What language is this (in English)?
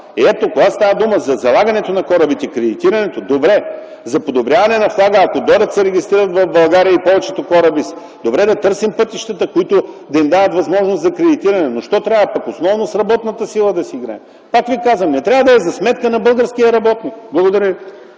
Bulgarian